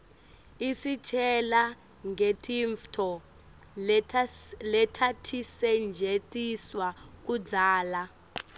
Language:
Swati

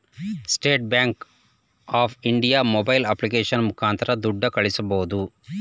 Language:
Kannada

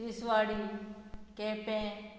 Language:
Konkani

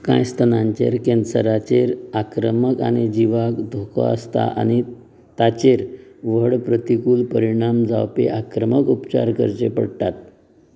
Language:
Konkani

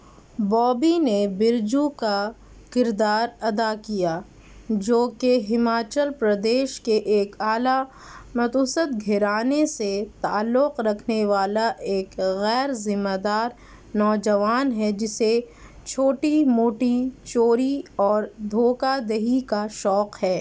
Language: Urdu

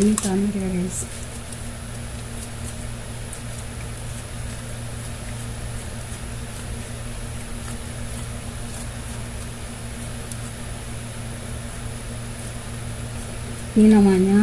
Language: Indonesian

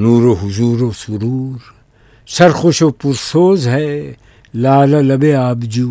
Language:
Urdu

